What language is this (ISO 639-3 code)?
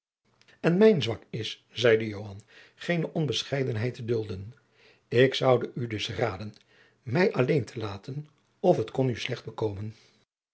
nld